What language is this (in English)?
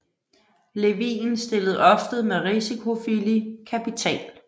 Danish